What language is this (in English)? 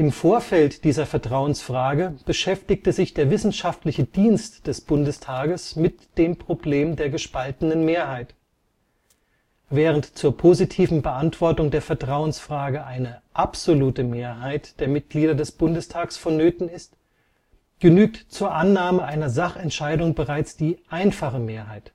German